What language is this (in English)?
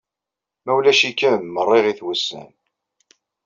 Kabyle